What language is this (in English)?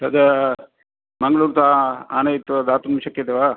Sanskrit